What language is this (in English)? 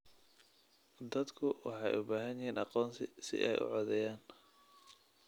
Somali